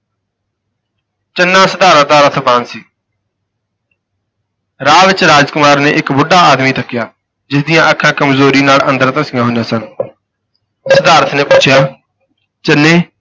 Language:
Punjabi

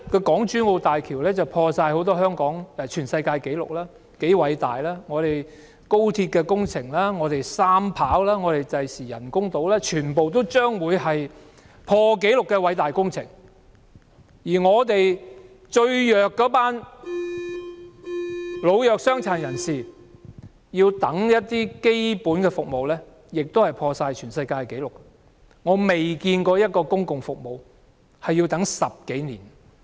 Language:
Cantonese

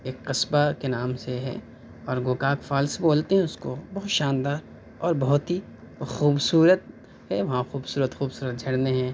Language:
Urdu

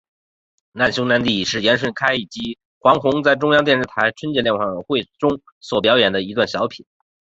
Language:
Chinese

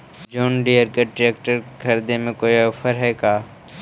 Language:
Magahi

